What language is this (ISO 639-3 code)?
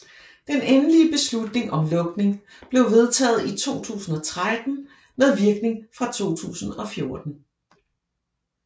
dan